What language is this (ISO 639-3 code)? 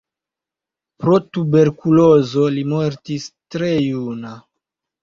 epo